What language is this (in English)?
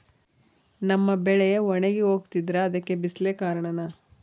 Kannada